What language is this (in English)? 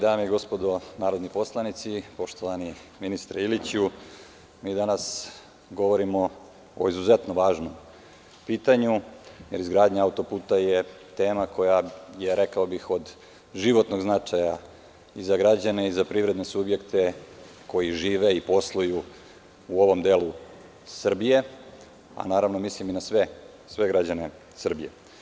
Serbian